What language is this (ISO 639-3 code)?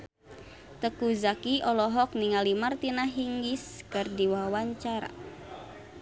sun